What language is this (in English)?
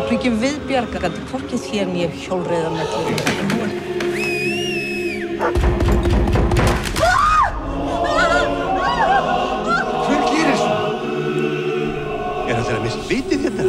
Turkish